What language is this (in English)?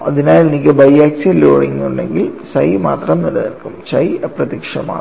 Malayalam